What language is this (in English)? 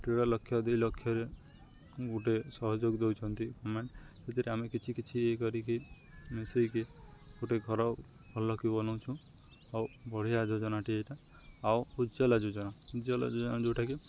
Odia